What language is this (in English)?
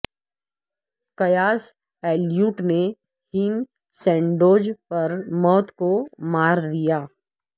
Urdu